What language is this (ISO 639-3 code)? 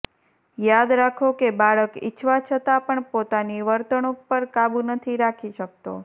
guj